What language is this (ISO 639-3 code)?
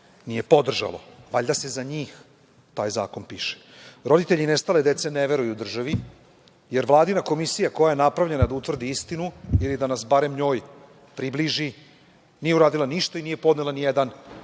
srp